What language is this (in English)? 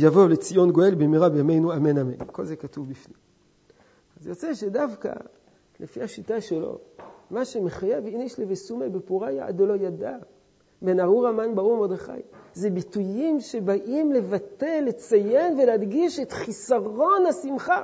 Hebrew